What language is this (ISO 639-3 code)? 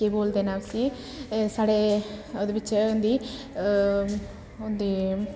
doi